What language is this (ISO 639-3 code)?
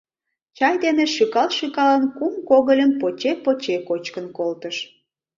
chm